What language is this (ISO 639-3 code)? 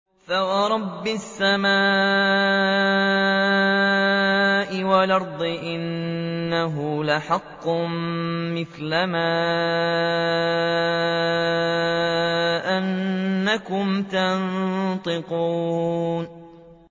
ara